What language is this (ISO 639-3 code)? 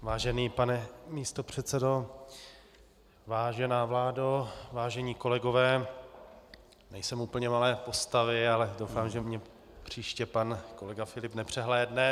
ces